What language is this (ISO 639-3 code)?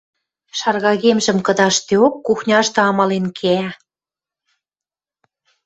mrj